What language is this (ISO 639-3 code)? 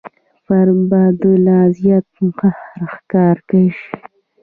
pus